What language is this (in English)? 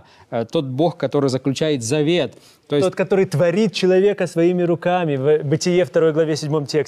Russian